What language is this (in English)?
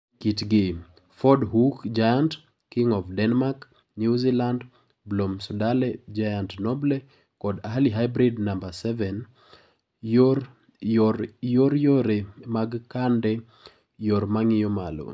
Luo (Kenya and Tanzania)